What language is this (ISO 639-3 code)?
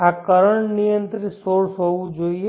guj